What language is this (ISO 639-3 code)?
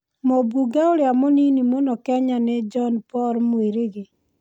kik